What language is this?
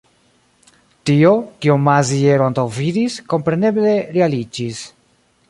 Esperanto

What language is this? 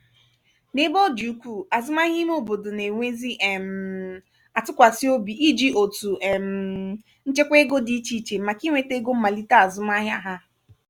Igbo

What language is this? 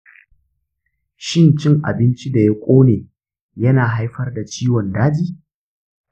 Hausa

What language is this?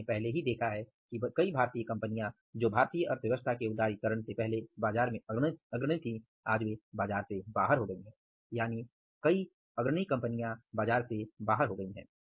Hindi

